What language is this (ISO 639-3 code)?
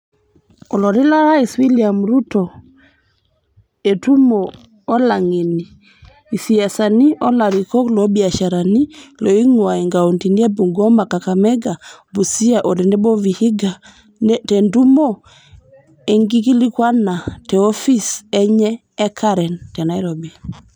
mas